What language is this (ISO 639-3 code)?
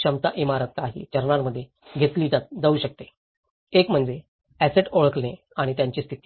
mar